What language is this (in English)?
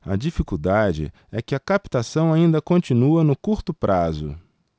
Portuguese